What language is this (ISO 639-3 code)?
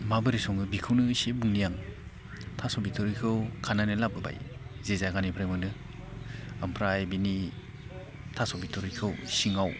brx